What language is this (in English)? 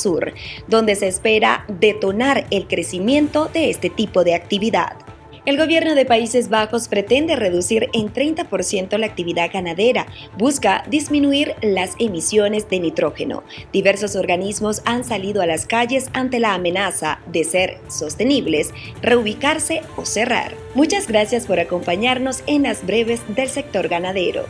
Spanish